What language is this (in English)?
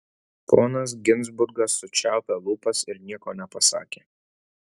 Lithuanian